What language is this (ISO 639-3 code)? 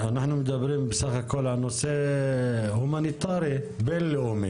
heb